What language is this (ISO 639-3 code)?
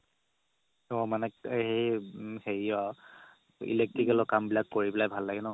asm